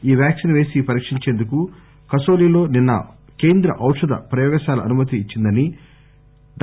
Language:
Telugu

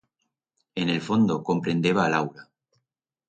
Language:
Aragonese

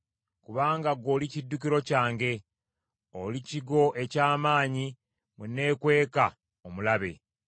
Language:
Ganda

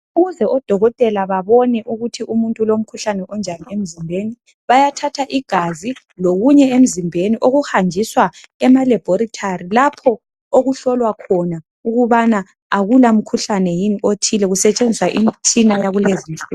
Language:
North Ndebele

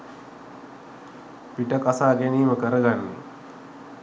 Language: Sinhala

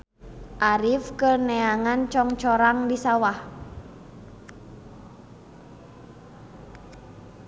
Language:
Sundanese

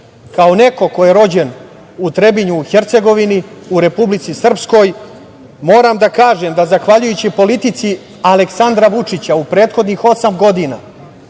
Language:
Serbian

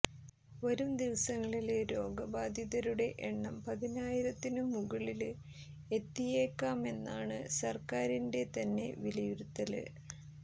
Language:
Malayalam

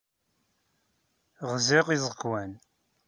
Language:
Kabyle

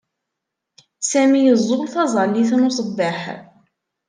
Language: Kabyle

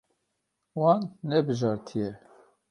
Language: Kurdish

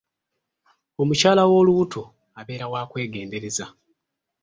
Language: Ganda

